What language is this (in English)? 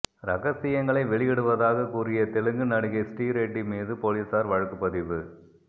Tamil